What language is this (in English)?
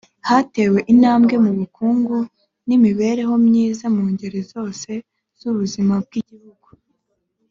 Kinyarwanda